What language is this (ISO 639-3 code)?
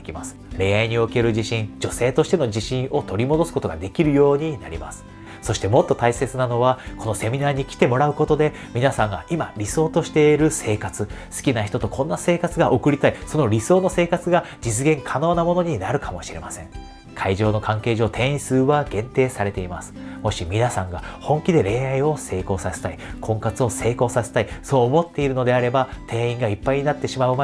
jpn